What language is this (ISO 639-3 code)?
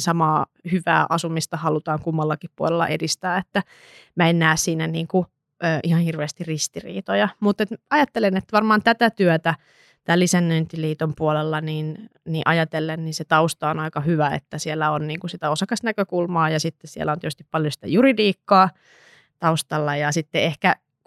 fin